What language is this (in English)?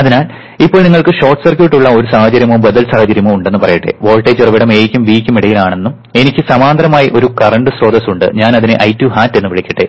Malayalam